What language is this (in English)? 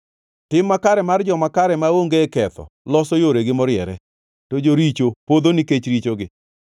Luo (Kenya and Tanzania)